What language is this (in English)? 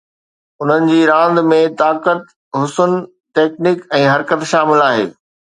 Sindhi